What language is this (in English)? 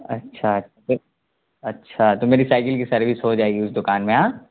Urdu